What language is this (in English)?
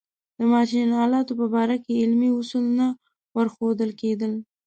Pashto